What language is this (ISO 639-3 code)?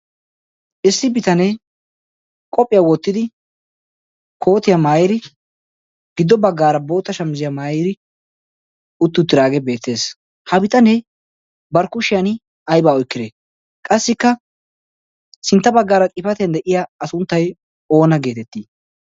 wal